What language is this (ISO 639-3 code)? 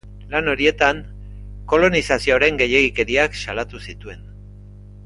eus